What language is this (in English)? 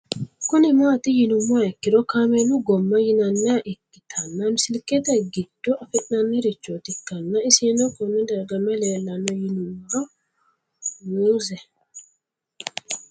Sidamo